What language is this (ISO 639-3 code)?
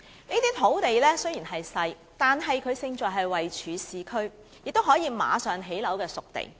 yue